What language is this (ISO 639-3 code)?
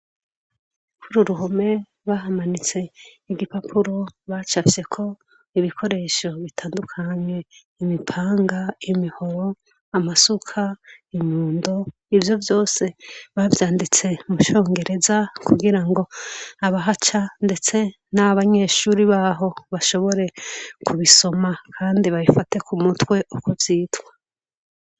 run